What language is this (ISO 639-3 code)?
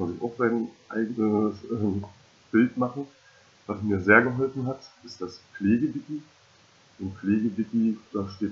deu